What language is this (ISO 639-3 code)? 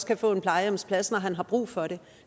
dan